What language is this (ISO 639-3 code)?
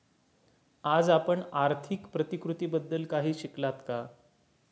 mar